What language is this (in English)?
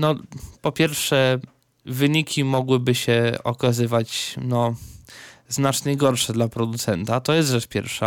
Polish